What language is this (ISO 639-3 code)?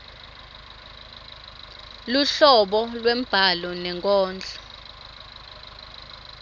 ssw